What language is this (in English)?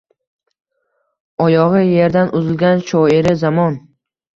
Uzbek